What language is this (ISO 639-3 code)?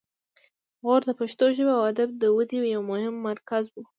pus